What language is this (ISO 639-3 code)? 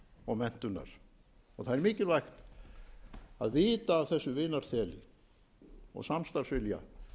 isl